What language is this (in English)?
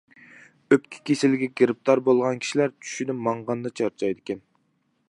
Uyghur